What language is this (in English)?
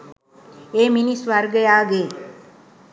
Sinhala